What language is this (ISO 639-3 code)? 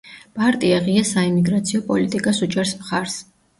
kat